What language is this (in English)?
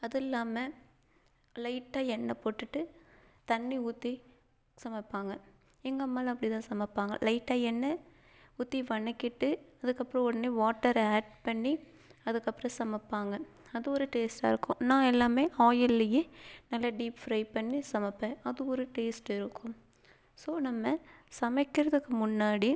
Tamil